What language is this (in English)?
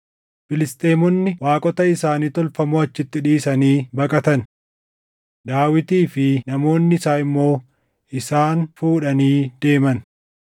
Oromo